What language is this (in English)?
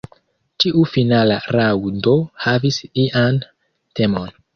Esperanto